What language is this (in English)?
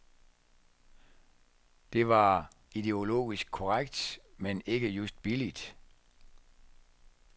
Danish